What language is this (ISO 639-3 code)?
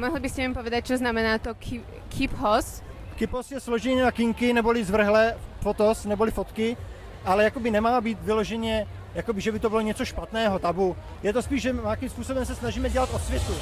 ces